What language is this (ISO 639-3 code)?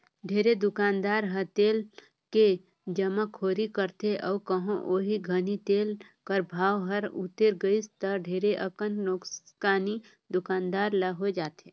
hne